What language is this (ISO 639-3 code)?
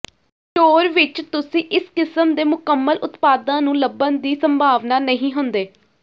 pan